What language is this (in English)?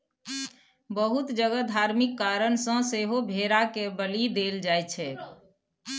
Maithili